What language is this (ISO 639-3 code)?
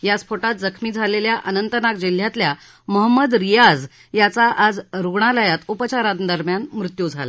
mar